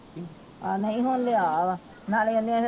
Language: Punjabi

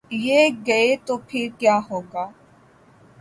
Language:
Urdu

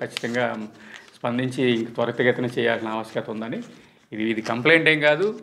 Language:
Turkish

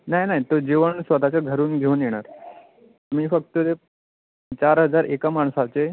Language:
Marathi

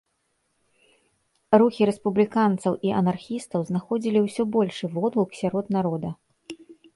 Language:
Belarusian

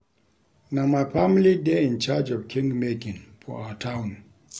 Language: Nigerian Pidgin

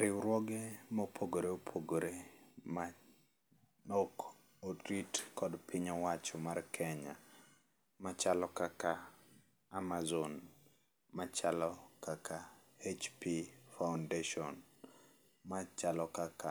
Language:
Luo (Kenya and Tanzania)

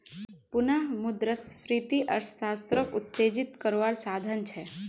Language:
Magahi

